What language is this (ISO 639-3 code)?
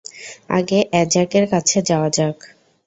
ben